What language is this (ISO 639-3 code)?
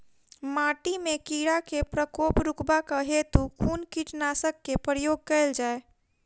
mai